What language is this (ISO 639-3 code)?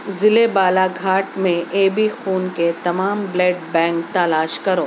urd